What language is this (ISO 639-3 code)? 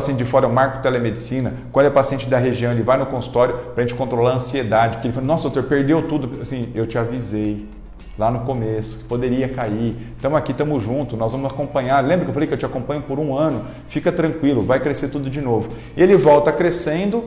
por